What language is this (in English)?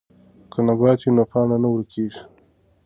Pashto